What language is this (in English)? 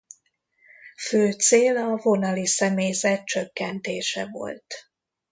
Hungarian